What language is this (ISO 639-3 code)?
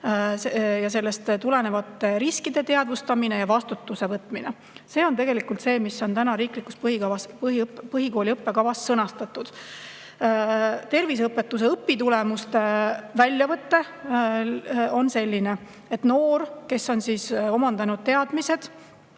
est